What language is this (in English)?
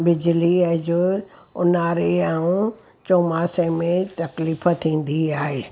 Sindhi